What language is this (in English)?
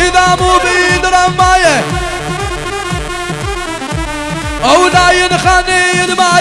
Arabic